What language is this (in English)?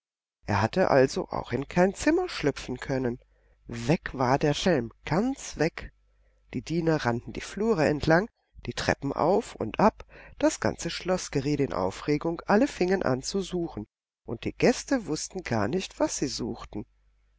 German